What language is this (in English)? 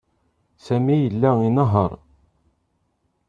Kabyle